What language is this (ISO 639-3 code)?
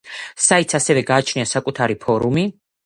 kat